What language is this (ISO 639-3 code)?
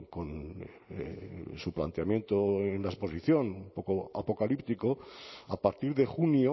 spa